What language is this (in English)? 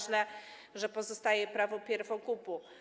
Polish